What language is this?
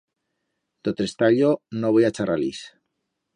Aragonese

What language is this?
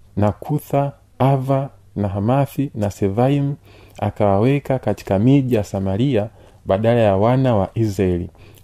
Swahili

